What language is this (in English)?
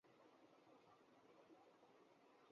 Urdu